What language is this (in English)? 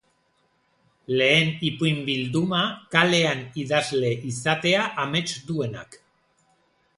Basque